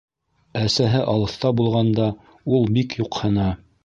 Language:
Bashkir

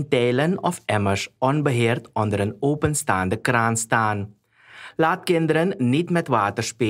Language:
Dutch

